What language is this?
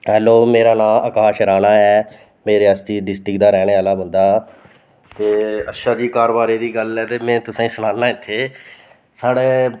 Dogri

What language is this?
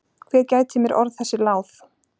Icelandic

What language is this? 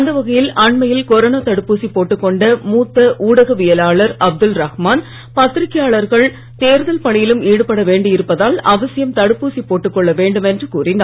Tamil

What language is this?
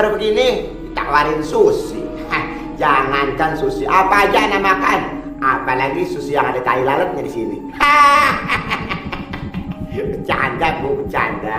Indonesian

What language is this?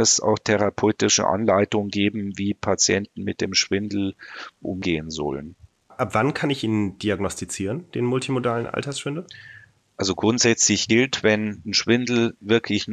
German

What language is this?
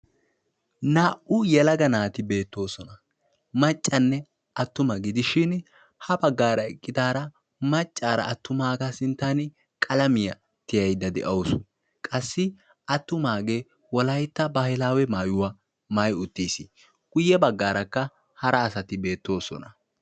Wolaytta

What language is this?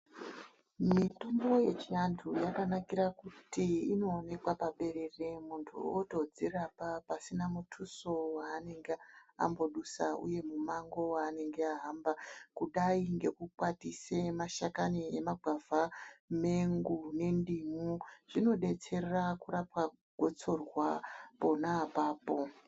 Ndau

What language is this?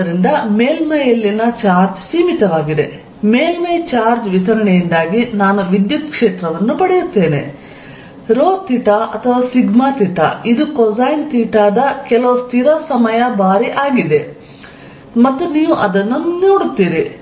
Kannada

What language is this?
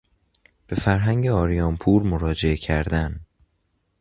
Persian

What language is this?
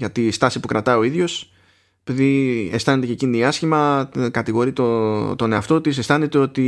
Greek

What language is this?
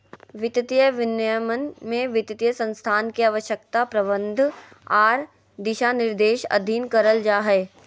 Magahi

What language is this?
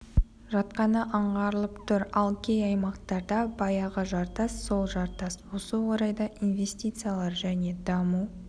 Kazakh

